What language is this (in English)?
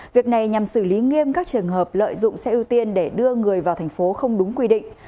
Vietnamese